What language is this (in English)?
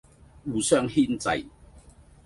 Cantonese